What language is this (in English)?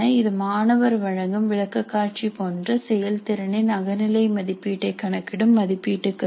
Tamil